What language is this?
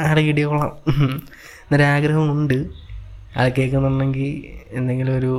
Malayalam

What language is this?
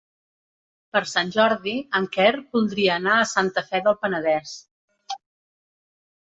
Catalan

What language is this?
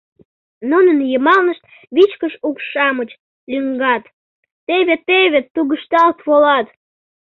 Mari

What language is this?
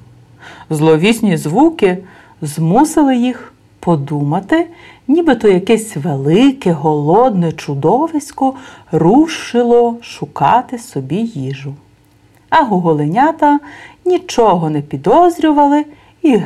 Bulgarian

